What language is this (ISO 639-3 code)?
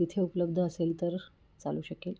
mar